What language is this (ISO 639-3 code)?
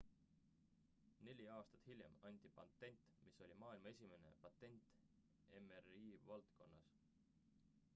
est